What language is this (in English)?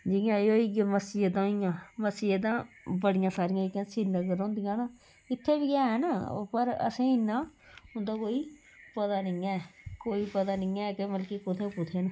Dogri